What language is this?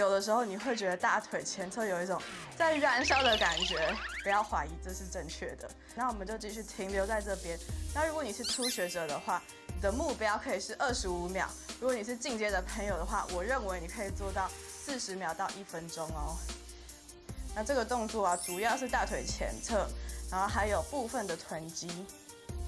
Chinese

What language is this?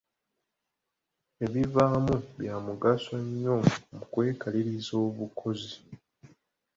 Ganda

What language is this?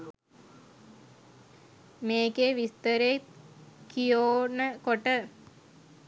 Sinhala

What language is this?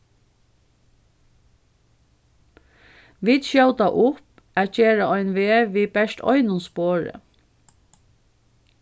Faroese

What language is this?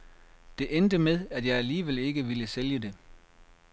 Danish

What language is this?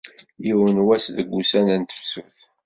Kabyle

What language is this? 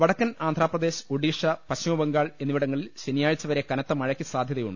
Malayalam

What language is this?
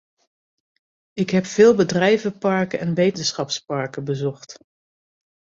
Dutch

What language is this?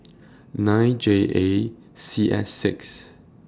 English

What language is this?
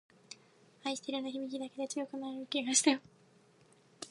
Japanese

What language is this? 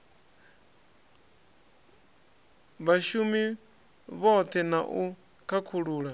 Venda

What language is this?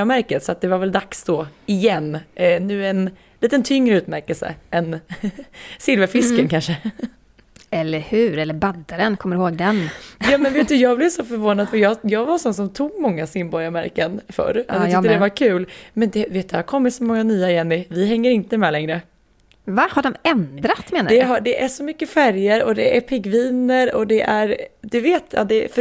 Swedish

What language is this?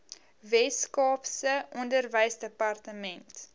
Afrikaans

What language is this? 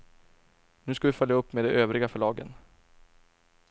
Swedish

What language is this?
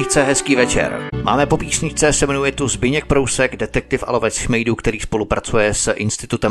Czech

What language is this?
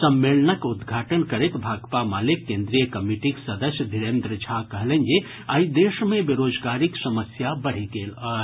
Maithili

